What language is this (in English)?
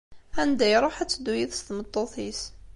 Kabyle